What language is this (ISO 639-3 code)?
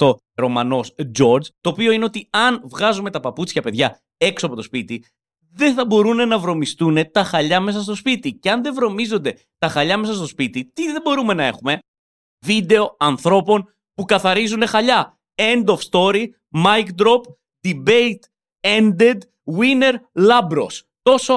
ell